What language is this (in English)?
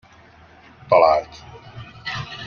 Hungarian